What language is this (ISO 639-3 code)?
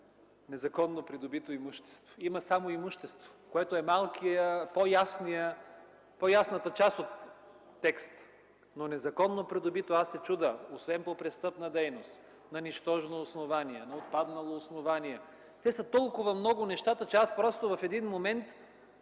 bul